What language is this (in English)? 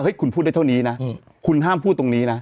Thai